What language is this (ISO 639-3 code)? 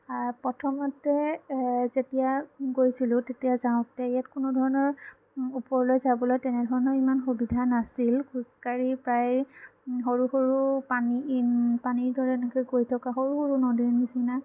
asm